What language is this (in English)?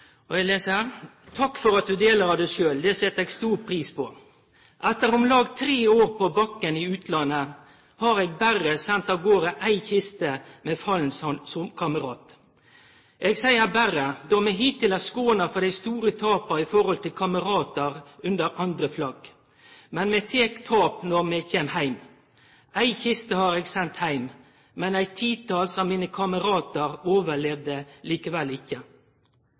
Norwegian Nynorsk